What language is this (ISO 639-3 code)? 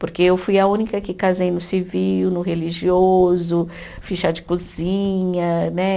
por